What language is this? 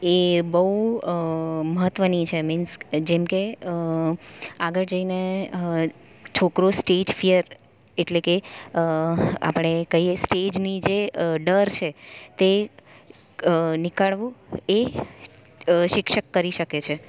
Gujarati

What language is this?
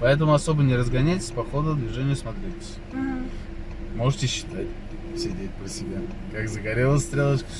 Russian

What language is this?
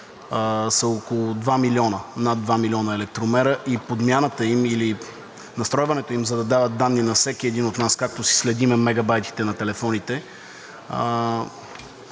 Bulgarian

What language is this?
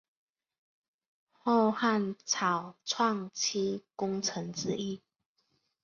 Chinese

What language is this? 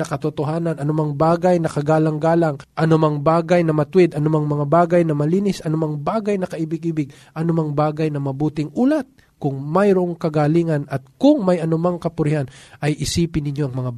Filipino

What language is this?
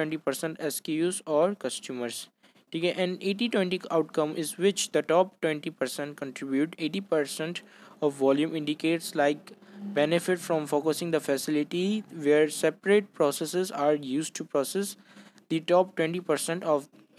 Hindi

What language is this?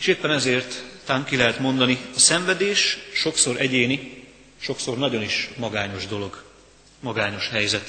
Hungarian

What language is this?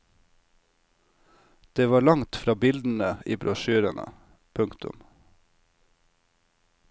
Norwegian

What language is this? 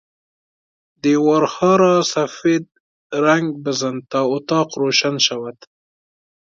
Persian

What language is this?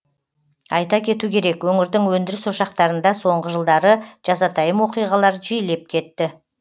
Kazakh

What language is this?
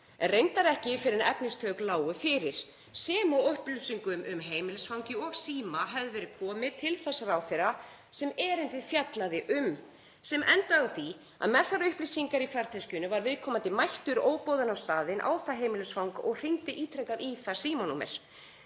Icelandic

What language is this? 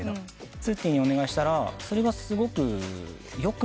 Japanese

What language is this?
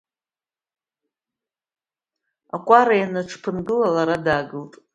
Abkhazian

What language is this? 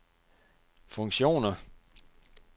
Danish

